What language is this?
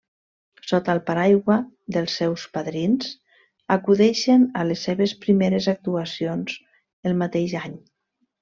Catalan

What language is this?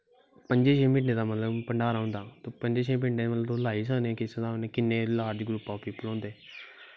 Dogri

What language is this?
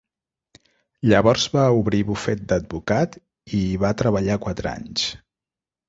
Catalan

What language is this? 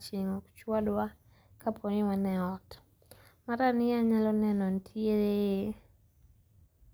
Luo (Kenya and Tanzania)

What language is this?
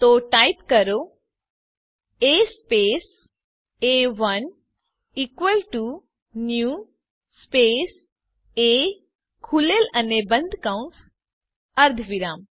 Gujarati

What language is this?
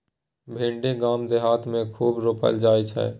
Maithili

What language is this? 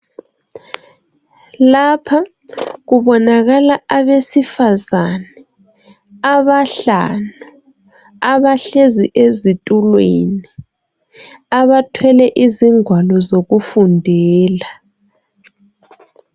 North Ndebele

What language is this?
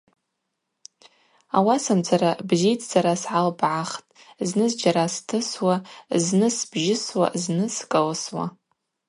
Abaza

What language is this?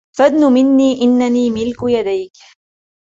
Arabic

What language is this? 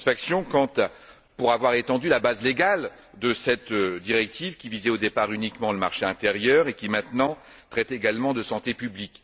French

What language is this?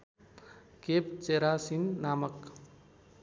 Nepali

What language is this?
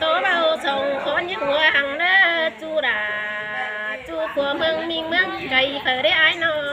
Vietnamese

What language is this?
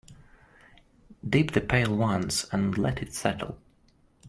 English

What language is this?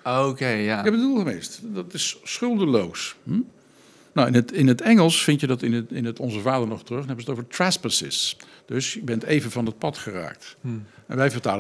Dutch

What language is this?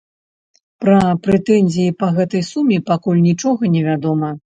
Belarusian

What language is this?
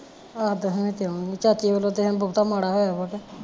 Punjabi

